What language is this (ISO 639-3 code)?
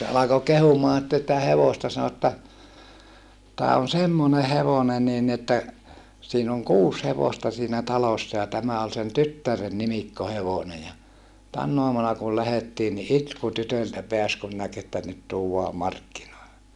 fin